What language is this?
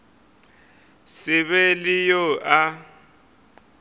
Northern Sotho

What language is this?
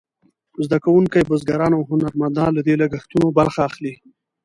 Pashto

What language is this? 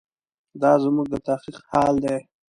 Pashto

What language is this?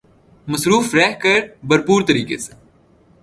Urdu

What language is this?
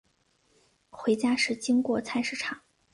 Chinese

